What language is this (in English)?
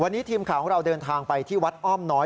Thai